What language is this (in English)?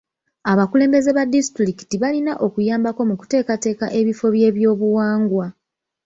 Ganda